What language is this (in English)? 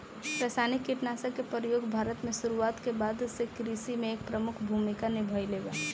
Bhojpuri